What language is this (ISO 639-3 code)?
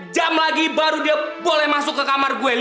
ind